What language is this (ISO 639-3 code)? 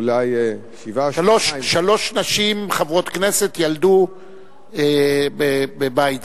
heb